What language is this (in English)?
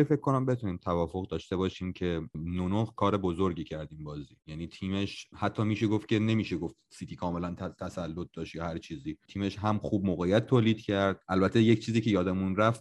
Persian